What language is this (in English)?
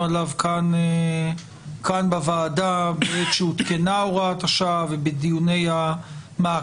Hebrew